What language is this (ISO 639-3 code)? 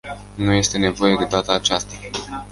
ron